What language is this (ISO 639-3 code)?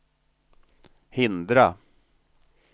swe